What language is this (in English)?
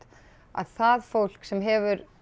Icelandic